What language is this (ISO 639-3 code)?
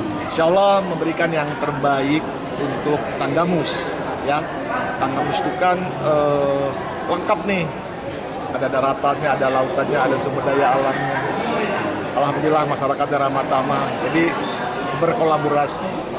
ind